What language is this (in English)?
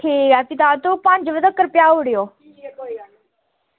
Dogri